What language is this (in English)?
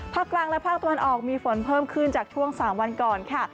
Thai